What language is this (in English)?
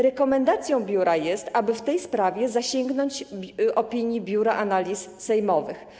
Polish